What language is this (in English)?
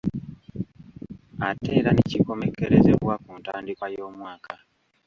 Ganda